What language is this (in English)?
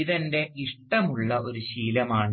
Malayalam